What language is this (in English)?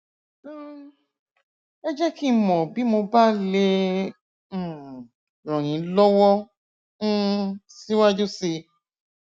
Yoruba